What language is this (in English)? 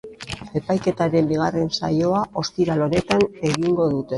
Basque